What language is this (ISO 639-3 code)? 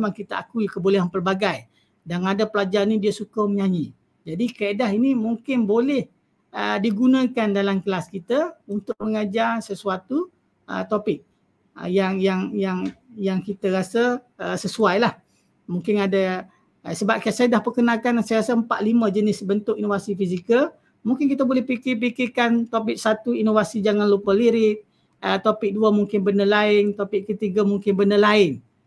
msa